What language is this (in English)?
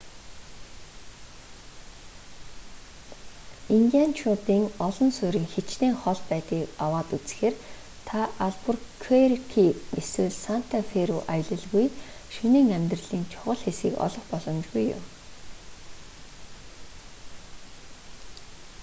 Mongolian